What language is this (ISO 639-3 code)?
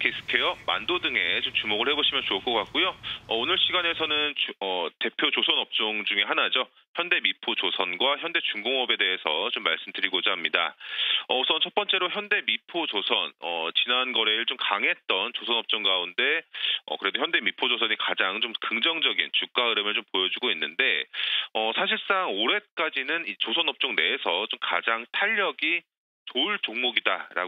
kor